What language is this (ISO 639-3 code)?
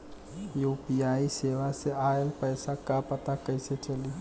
bho